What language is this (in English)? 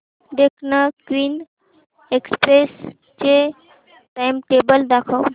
Marathi